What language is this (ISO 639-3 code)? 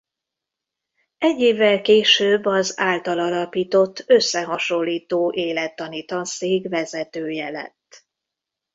hun